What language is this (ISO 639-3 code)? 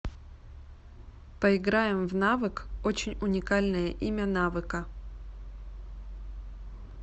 rus